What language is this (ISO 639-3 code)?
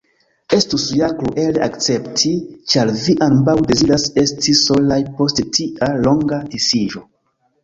epo